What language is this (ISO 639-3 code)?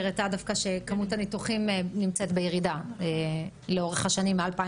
heb